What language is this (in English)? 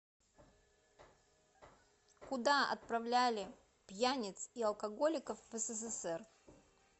Russian